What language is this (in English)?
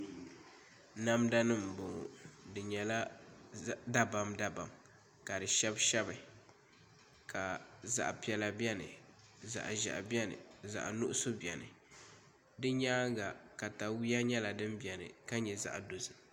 Dagbani